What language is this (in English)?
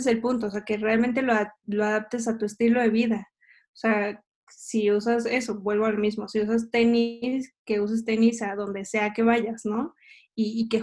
Spanish